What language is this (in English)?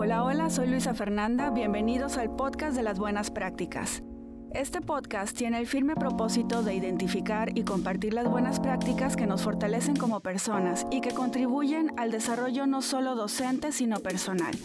Spanish